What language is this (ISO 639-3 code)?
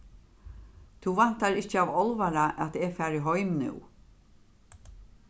fao